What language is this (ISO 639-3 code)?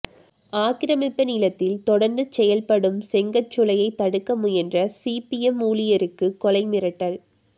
tam